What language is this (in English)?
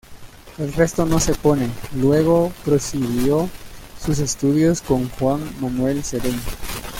Spanish